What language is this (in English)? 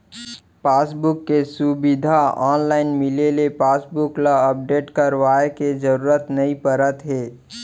Chhattisgarhi